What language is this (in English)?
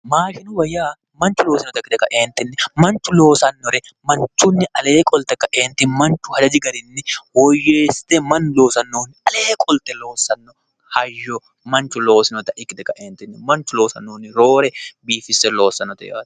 Sidamo